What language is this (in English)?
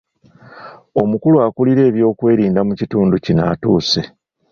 Ganda